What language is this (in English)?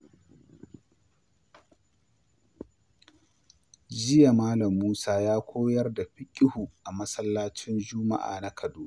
Hausa